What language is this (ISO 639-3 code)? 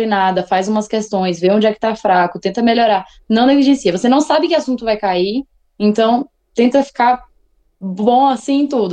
por